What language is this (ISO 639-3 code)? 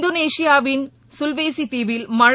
tam